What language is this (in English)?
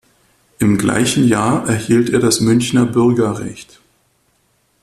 German